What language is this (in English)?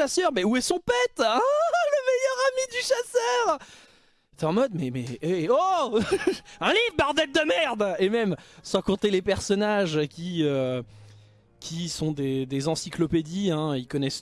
French